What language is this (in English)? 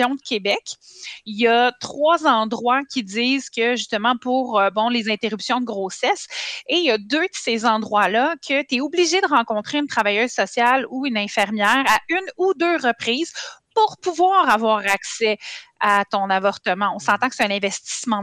French